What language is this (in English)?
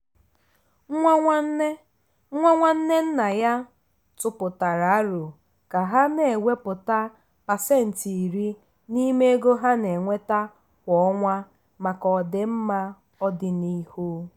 Igbo